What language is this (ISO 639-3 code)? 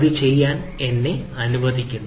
mal